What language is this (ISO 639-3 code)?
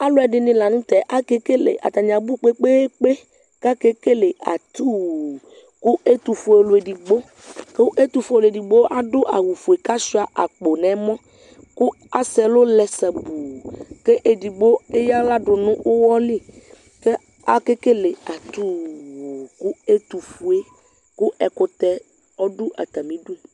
kpo